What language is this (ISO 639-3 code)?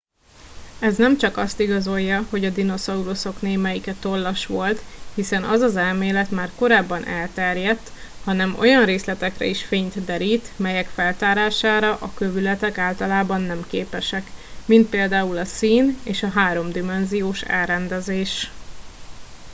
hun